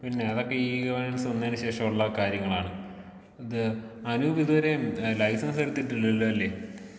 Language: Malayalam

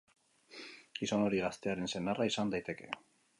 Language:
Basque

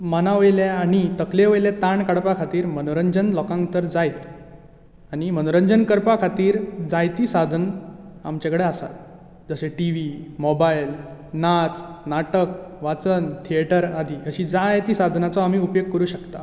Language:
Konkani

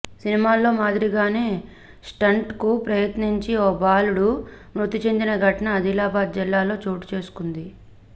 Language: Telugu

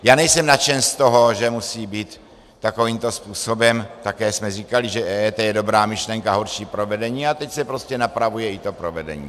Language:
Czech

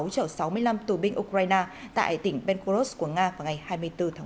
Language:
Vietnamese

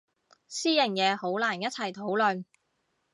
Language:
Cantonese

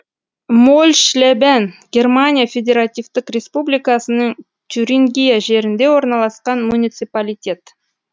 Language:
Kazakh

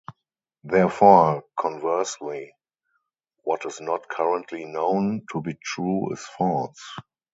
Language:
English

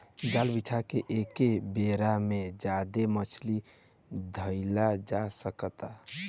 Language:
Bhojpuri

